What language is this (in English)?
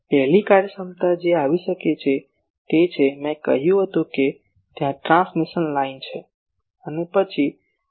Gujarati